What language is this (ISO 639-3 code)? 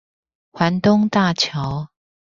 zho